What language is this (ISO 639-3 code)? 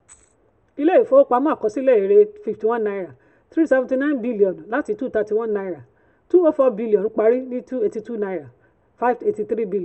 yor